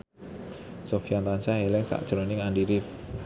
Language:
Javanese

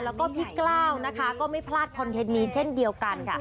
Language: Thai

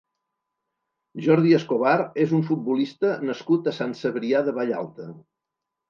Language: Catalan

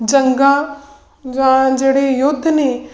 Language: Punjabi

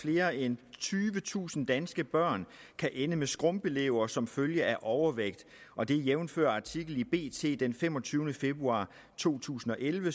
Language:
Danish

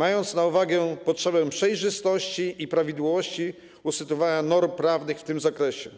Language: Polish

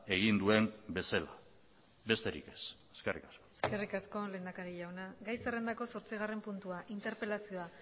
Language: Basque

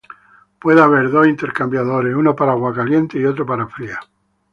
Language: Spanish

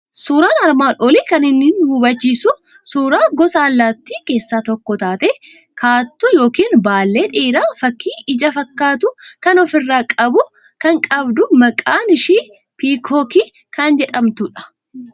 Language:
Oromo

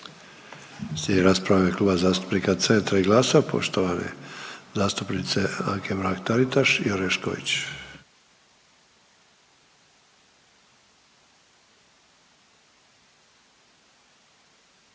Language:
Croatian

